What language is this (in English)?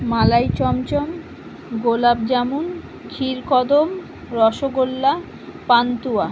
Bangla